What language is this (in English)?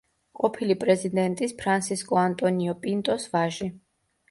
Georgian